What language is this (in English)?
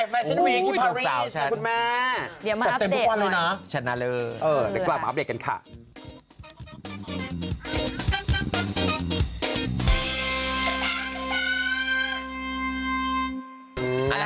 Thai